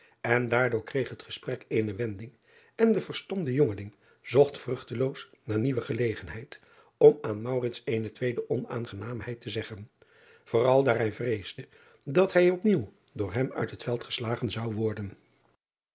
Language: Dutch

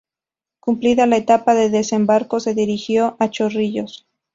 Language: Spanish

